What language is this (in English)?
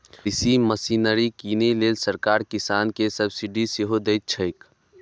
Maithili